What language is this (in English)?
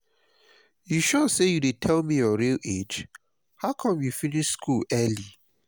Nigerian Pidgin